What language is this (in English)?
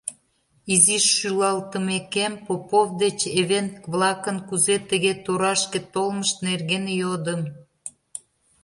Mari